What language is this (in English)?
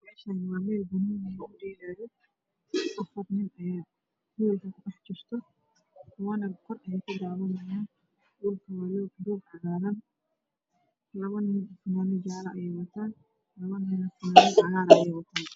Somali